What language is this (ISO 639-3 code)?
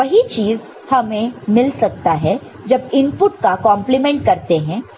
hin